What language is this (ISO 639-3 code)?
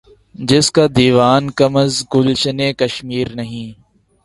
urd